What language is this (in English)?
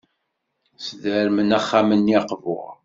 Kabyle